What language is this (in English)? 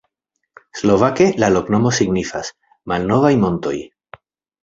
Esperanto